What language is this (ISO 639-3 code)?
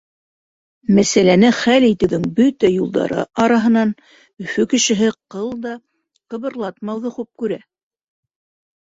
bak